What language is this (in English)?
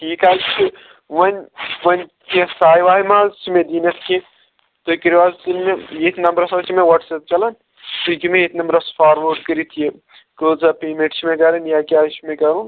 Kashmiri